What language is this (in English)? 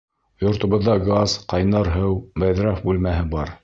Bashkir